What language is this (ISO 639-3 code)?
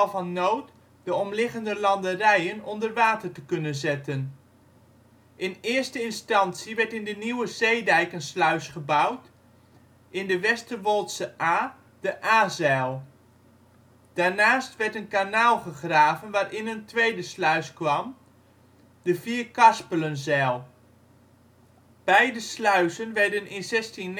nld